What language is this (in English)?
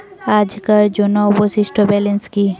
Bangla